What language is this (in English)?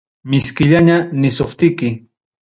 Ayacucho Quechua